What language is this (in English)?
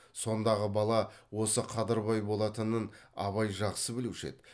Kazakh